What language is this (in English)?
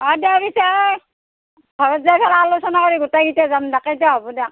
Assamese